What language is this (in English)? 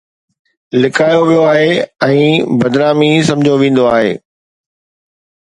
Sindhi